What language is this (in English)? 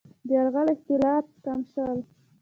Pashto